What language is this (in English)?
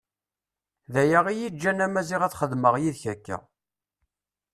Kabyle